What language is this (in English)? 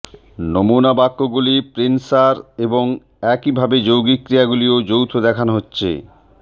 Bangla